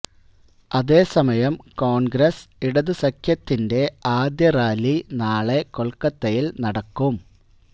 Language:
Malayalam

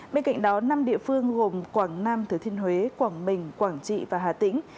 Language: Vietnamese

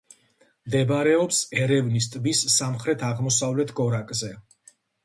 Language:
Georgian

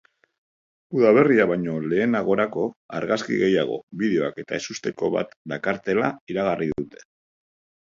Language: Basque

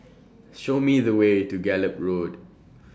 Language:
English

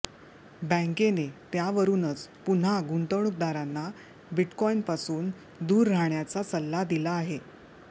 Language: Marathi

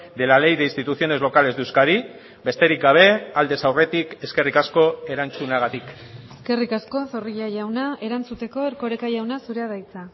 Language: Basque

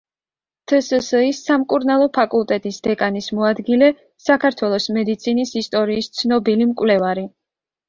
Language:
Georgian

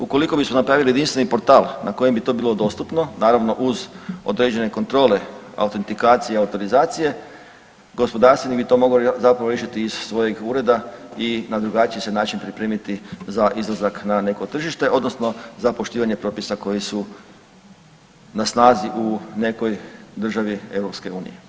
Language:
Croatian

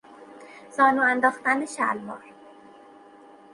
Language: Persian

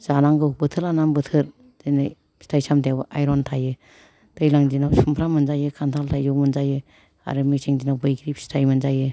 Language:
Bodo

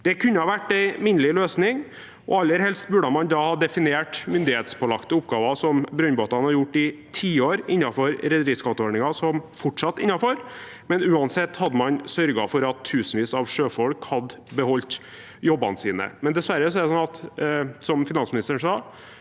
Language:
Norwegian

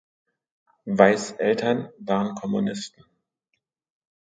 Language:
German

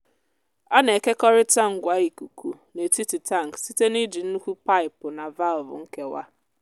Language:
Igbo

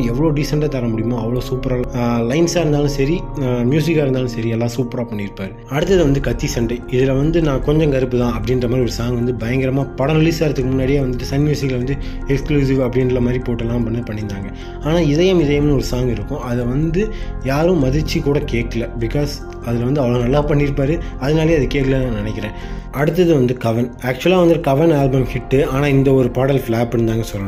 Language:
Tamil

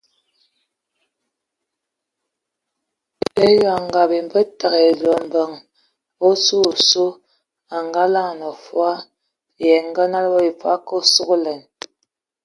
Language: Ewondo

